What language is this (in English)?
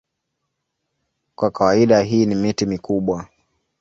Swahili